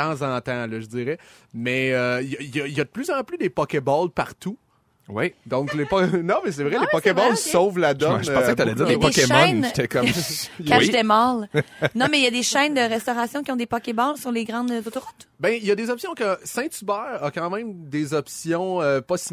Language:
French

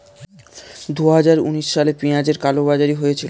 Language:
Bangla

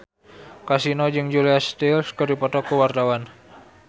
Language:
Sundanese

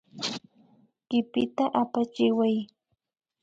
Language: Imbabura Highland Quichua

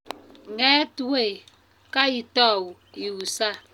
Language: Kalenjin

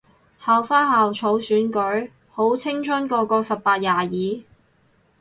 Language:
Cantonese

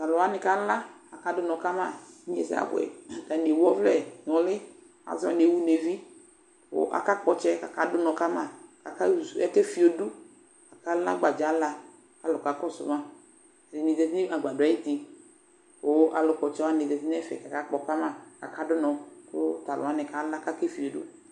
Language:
Ikposo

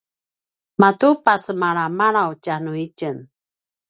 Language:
Paiwan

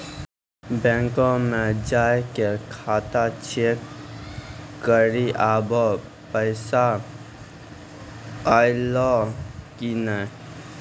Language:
Maithili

